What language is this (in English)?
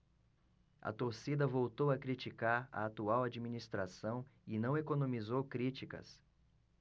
Portuguese